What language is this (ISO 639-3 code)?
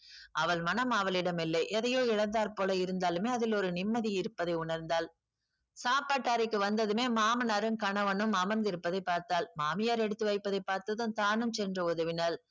tam